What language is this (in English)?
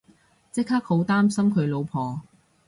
Cantonese